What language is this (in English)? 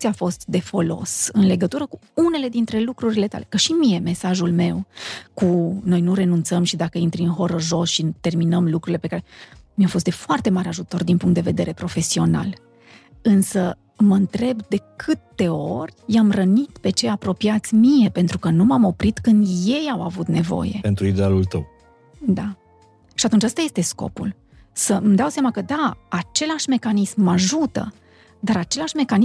Romanian